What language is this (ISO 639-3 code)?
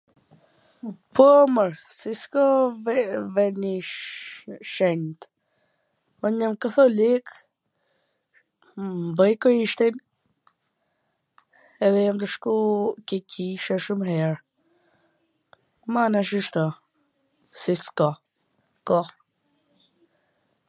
aln